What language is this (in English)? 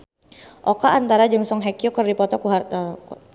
Sundanese